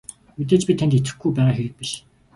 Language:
Mongolian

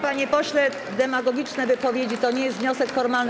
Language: Polish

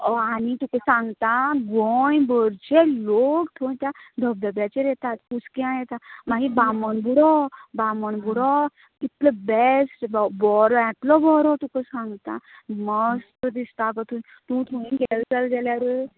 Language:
Konkani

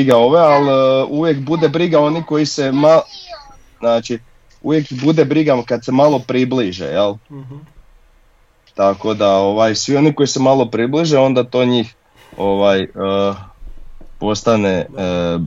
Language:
Croatian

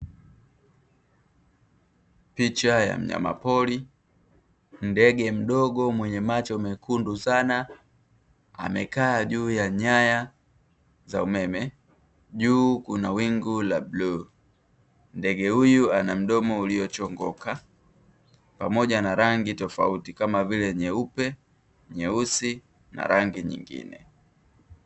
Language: Swahili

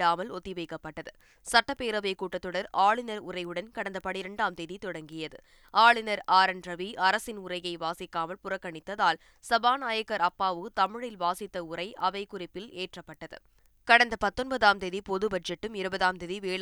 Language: Tamil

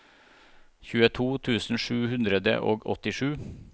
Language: Norwegian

